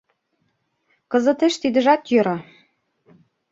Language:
Mari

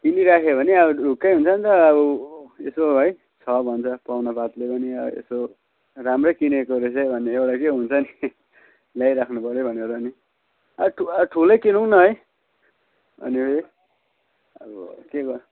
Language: Nepali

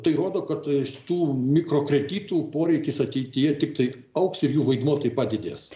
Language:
Lithuanian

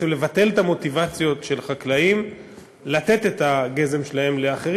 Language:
Hebrew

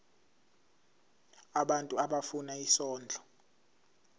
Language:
Zulu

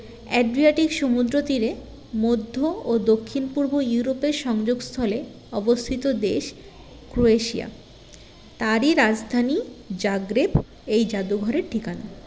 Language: Bangla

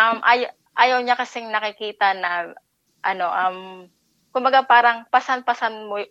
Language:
Filipino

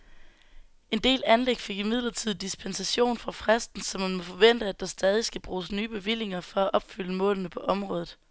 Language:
Danish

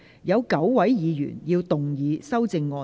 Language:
Cantonese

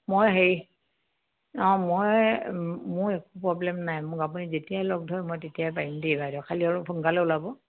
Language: Assamese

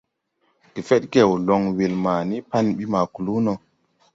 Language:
Tupuri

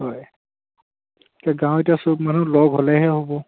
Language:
Assamese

